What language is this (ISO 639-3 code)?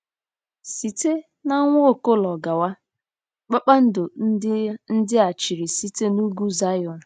ibo